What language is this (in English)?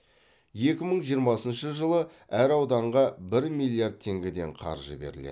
Kazakh